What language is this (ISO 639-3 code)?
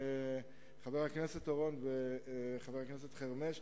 heb